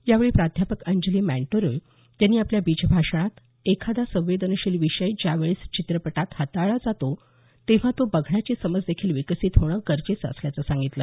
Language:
Marathi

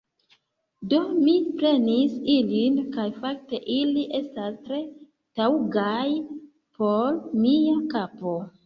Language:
Esperanto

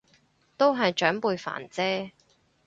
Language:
Cantonese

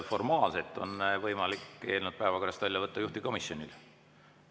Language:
Estonian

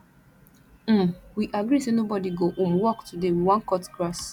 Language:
Nigerian Pidgin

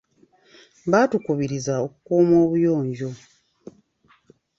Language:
Ganda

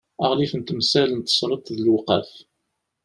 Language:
Kabyle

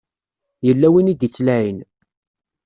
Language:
Kabyle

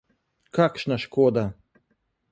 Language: Slovenian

